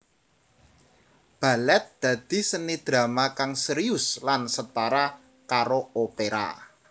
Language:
Javanese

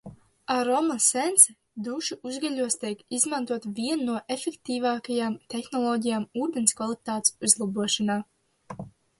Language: Latvian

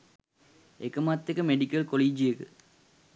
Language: Sinhala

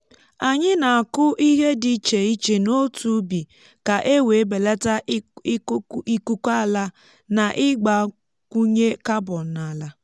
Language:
Igbo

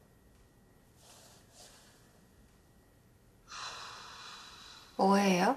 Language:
Korean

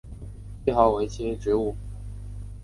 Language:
Chinese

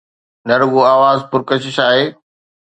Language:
Sindhi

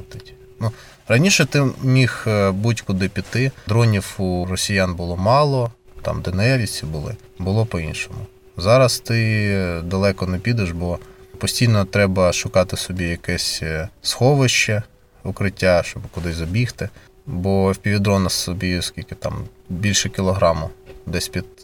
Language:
Ukrainian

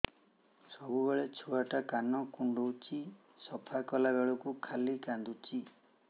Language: Odia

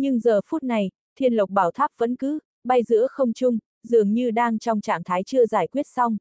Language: Vietnamese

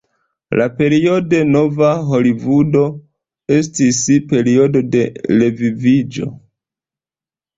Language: Esperanto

